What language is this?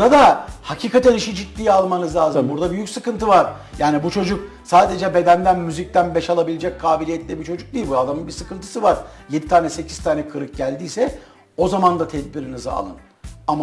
Turkish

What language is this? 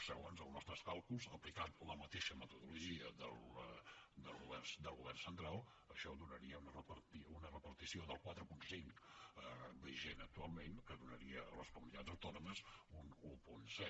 Catalan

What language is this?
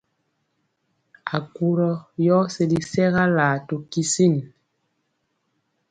Mpiemo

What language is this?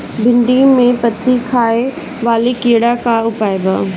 Bhojpuri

